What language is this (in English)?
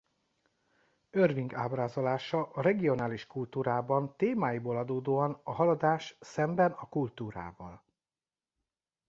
Hungarian